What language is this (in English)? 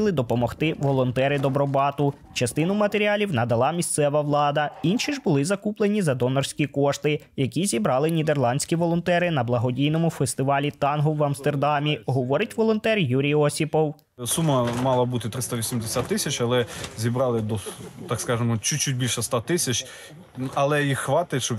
Ukrainian